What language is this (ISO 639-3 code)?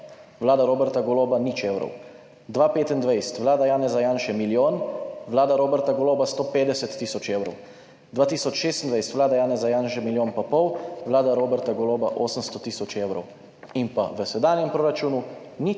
slv